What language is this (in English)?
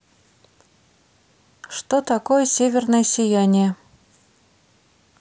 Russian